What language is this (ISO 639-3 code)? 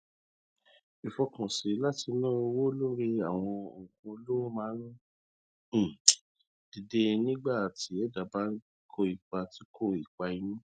yor